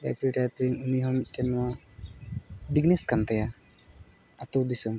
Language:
Santali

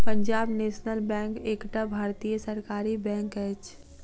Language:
Maithili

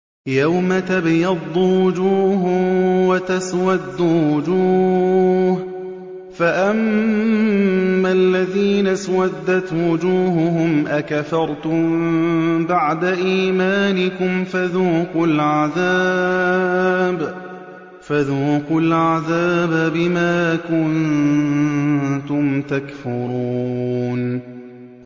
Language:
Arabic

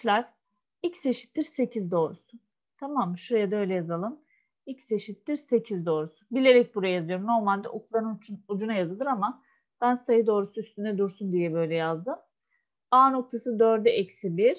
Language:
Turkish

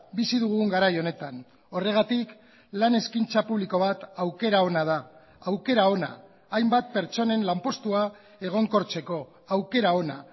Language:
Basque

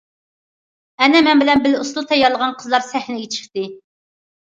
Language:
Uyghur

